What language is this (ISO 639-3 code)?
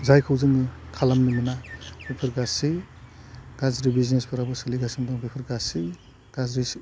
brx